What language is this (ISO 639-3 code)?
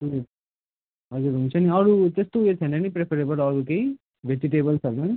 nep